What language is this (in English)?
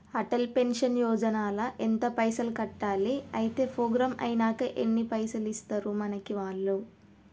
Telugu